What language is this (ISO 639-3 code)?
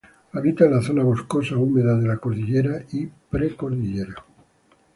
spa